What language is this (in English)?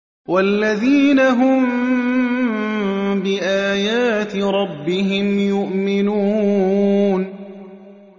Arabic